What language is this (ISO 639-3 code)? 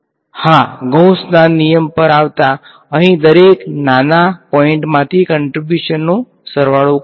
guj